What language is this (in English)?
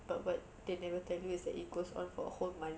English